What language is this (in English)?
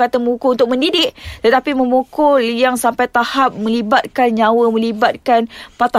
Malay